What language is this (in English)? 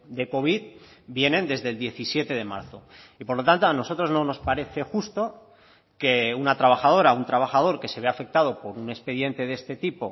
Spanish